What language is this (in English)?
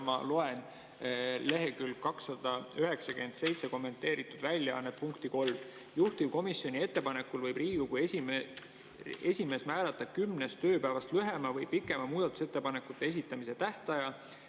Estonian